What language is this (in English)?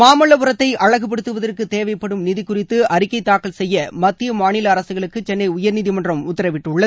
Tamil